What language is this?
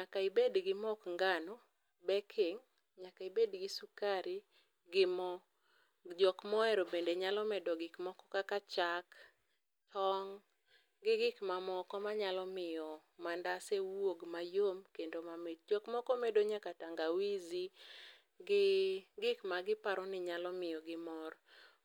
Luo (Kenya and Tanzania)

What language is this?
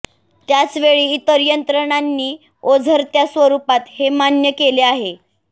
Marathi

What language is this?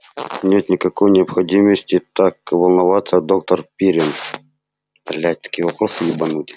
Russian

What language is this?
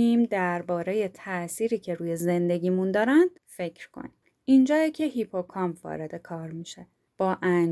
Persian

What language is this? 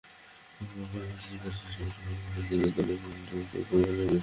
Bangla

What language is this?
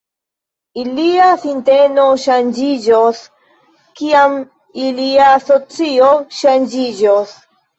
Esperanto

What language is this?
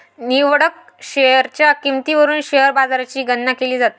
Marathi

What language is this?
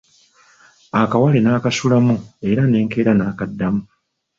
Ganda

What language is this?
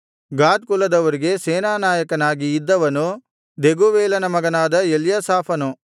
Kannada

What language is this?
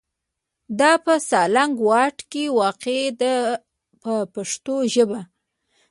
Pashto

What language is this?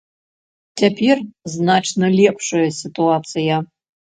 Belarusian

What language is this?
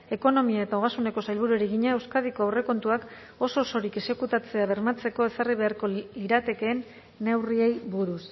Basque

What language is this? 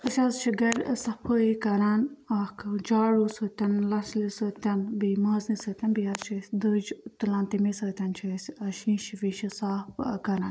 Kashmiri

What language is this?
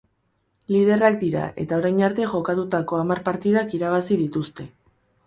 Basque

